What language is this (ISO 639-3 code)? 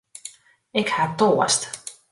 fry